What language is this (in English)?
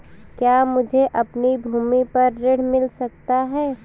Hindi